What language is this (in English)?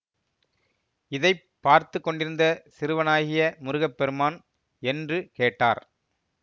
Tamil